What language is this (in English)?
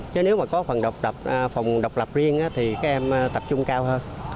Vietnamese